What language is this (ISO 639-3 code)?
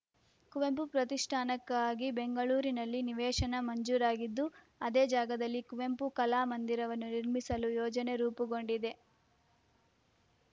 kan